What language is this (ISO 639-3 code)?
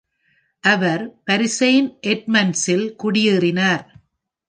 tam